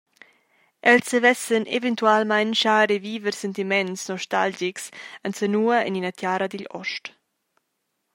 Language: Romansh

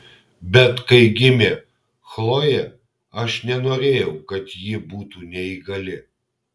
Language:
Lithuanian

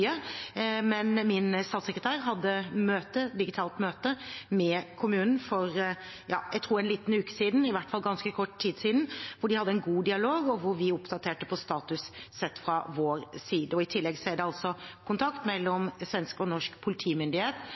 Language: Norwegian Bokmål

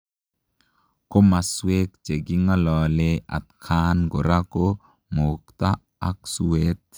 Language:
Kalenjin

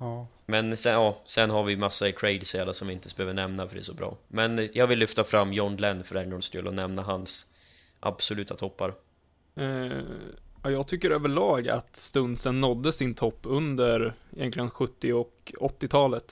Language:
Swedish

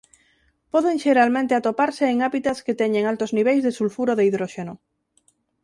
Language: Galician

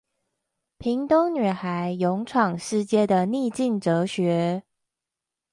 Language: Chinese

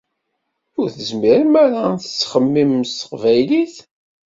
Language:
Kabyle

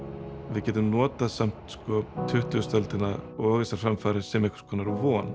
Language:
Icelandic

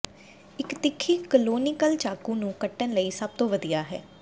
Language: Punjabi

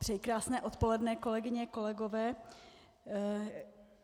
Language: Czech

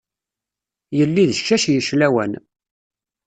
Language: Kabyle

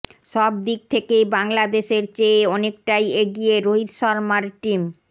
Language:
Bangla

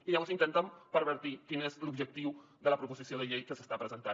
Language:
Catalan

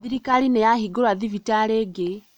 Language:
Kikuyu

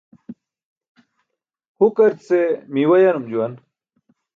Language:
Burushaski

